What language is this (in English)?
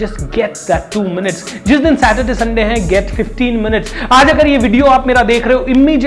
Hindi